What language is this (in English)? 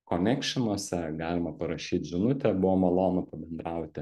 Lithuanian